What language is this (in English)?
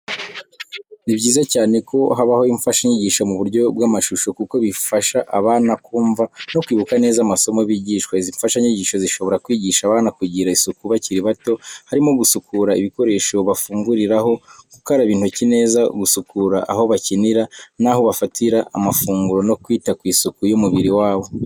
Kinyarwanda